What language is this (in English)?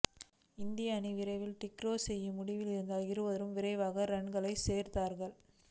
Tamil